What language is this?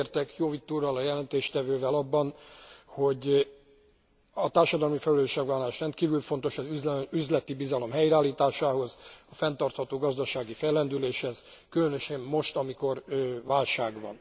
Hungarian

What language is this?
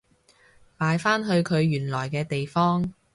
Cantonese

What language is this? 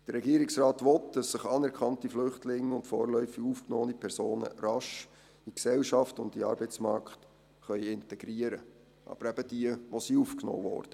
Swiss German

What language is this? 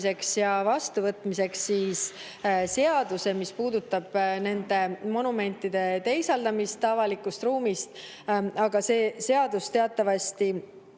Estonian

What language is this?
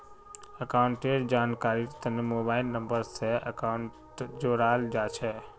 Magahi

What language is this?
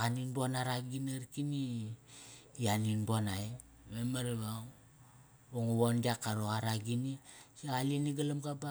Kairak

